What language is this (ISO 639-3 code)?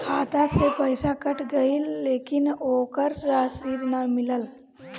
bho